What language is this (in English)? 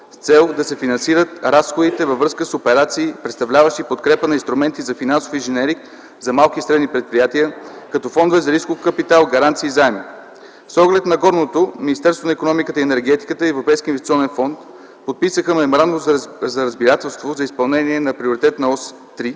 Bulgarian